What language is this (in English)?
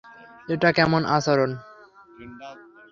Bangla